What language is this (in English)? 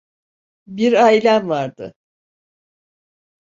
Turkish